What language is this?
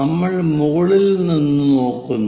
Malayalam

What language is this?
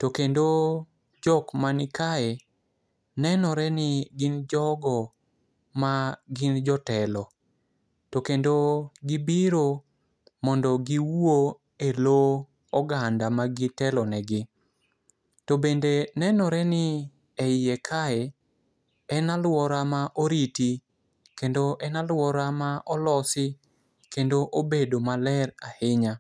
Luo (Kenya and Tanzania)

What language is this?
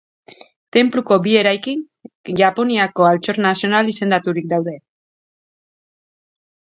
Basque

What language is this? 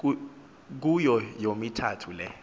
Xhosa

